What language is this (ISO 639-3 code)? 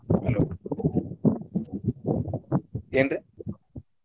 kan